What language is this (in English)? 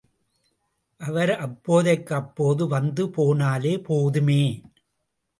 Tamil